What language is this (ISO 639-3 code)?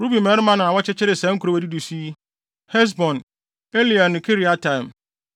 aka